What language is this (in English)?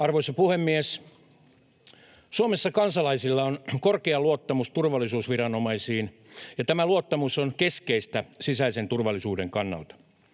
Finnish